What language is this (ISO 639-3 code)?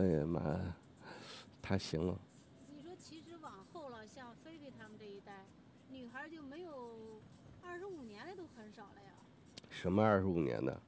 zho